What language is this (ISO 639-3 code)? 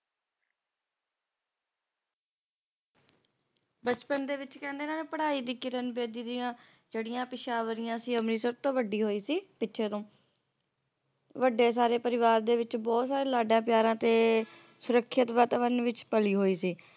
pan